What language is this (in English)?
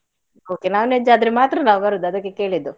Kannada